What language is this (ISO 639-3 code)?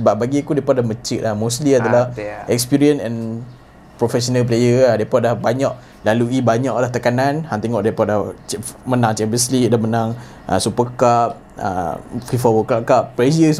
msa